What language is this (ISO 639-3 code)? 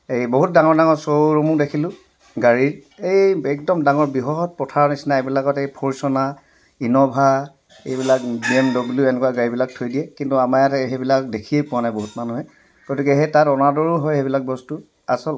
asm